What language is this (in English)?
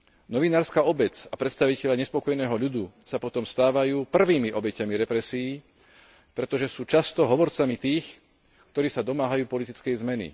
Slovak